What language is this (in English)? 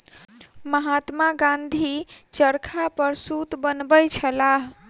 Maithili